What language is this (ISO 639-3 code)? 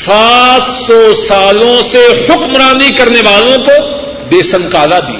urd